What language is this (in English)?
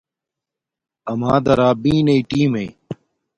Domaaki